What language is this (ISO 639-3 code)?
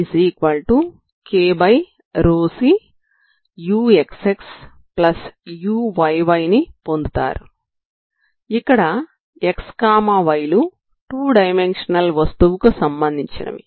tel